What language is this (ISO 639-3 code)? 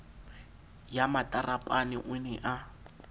sot